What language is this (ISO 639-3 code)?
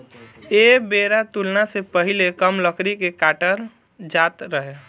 bho